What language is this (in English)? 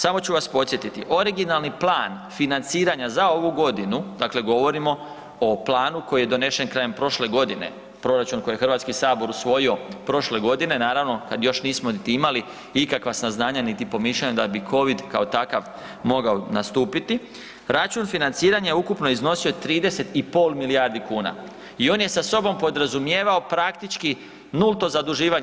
Croatian